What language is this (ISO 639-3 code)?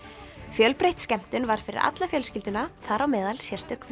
isl